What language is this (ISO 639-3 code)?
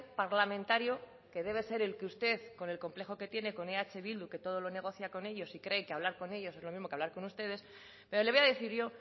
spa